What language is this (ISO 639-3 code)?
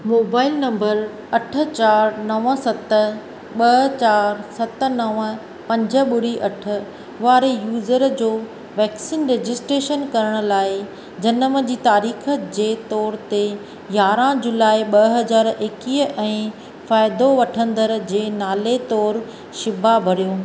snd